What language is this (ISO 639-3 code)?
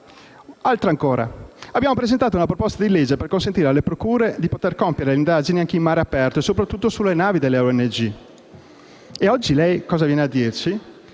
ita